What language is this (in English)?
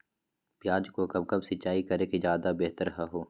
Magahi